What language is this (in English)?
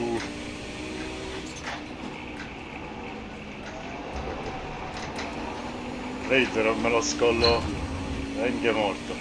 Italian